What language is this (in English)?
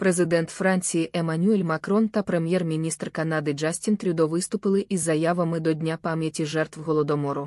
Ukrainian